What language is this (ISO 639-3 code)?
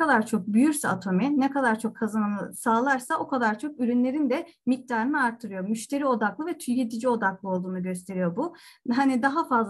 tur